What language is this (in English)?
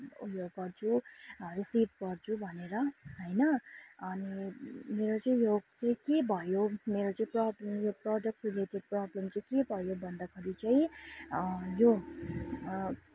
Nepali